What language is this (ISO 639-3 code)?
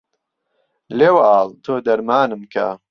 ckb